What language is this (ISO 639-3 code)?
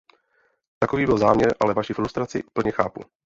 ces